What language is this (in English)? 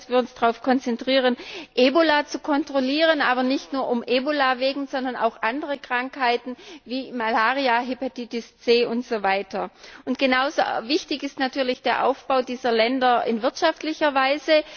German